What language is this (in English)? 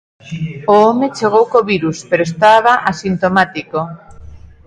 Galician